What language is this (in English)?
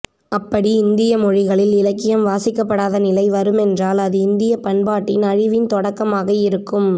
Tamil